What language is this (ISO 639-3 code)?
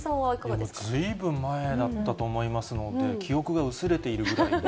jpn